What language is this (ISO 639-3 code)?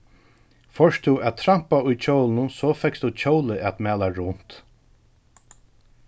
fao